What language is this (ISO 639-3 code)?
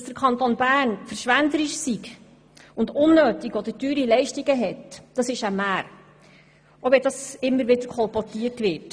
gsw